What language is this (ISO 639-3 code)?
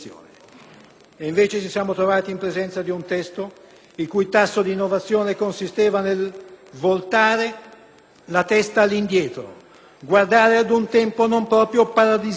ita